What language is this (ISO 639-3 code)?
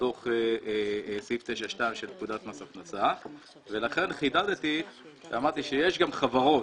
heb